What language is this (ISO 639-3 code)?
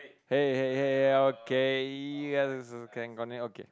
eng